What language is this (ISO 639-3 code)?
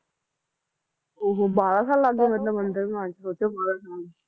pan